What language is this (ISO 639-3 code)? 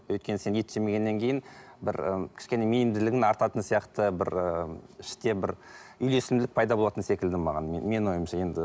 kaz